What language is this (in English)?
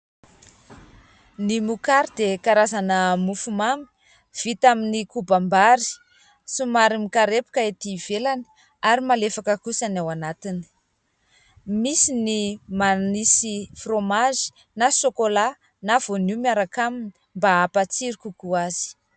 Malagasy